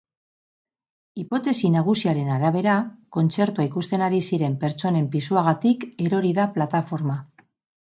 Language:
Basque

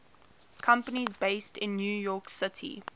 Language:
English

